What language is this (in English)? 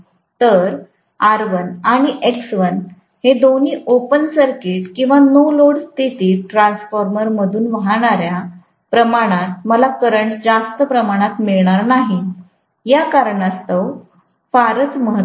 Marathi